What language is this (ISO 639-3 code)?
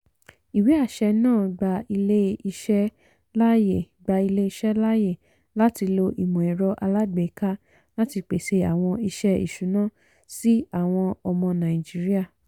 yor